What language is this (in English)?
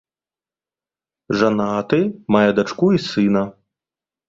Belarusian